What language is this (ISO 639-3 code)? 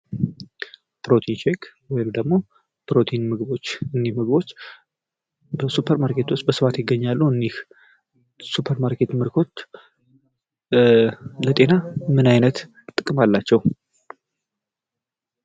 amh